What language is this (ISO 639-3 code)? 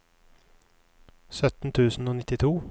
nor